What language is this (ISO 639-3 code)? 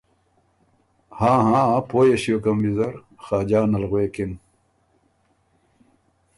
oru